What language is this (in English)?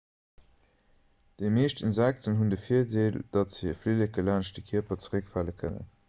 Luxembourgish